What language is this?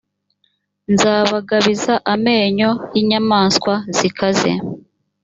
Kinyarwanda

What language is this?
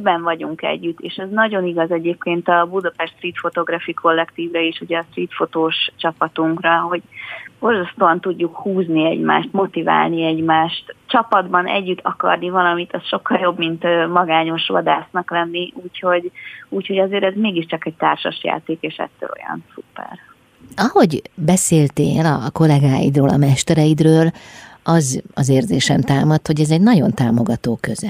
Hungarian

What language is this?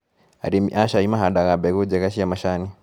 Kikuyu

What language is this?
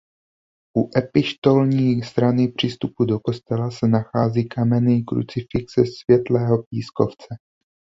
Czech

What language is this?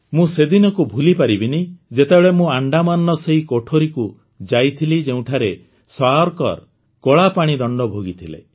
Odia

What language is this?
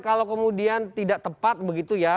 Indonesian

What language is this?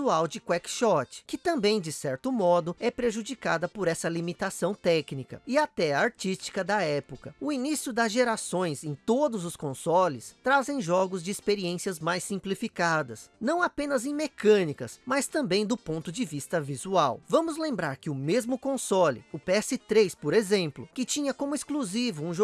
Portuguese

